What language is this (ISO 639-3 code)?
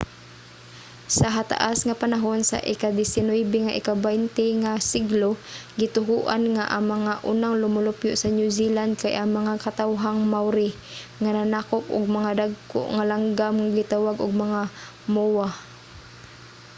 ceb